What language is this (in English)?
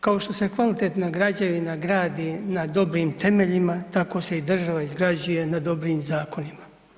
Croatian